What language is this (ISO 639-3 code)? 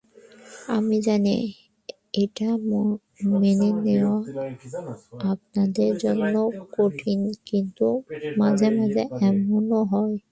ben